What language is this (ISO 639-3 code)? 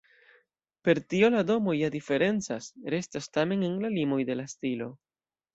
epo